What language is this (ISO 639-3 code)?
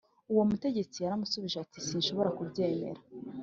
kin